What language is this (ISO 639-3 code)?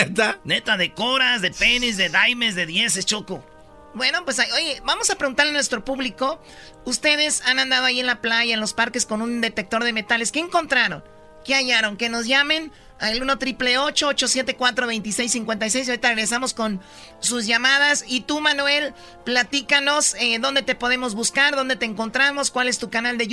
spa